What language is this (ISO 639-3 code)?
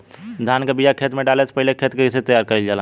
bho